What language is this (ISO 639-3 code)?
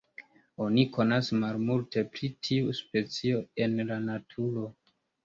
epo